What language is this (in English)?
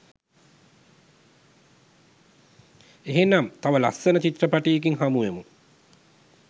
Sinhala